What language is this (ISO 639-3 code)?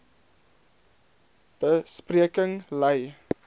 afr